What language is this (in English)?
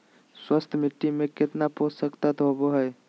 Magahi